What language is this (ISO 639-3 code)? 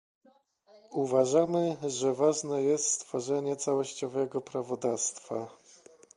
pol